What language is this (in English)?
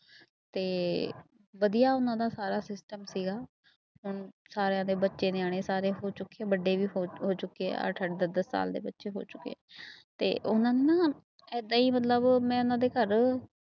Punjabi